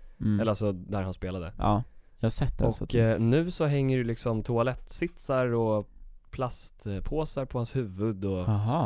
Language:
Swedish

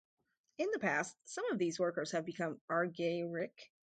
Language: English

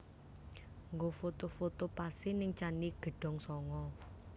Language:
Javanese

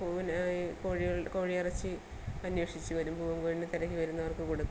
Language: Malayalam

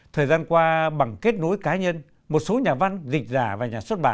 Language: Vietnamese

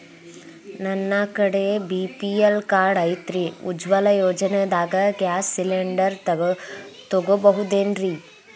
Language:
Kannada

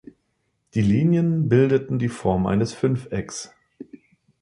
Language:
German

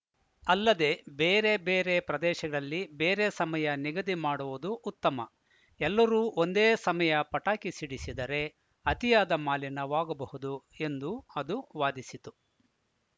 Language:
Kannada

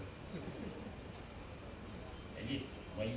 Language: Thai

